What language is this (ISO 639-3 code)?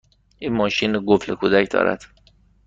fas